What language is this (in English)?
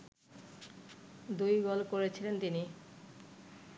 Bangla